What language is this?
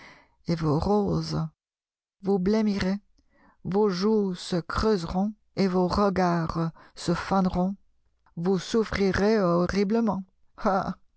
French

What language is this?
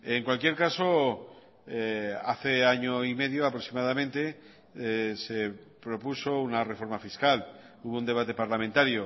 Spanish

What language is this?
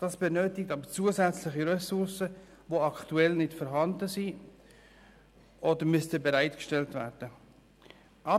Swiss German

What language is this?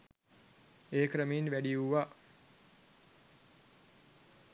Sinhala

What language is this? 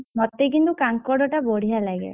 Odia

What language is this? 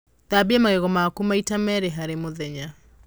Kikuyu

